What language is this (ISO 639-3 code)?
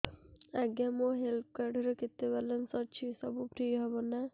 ori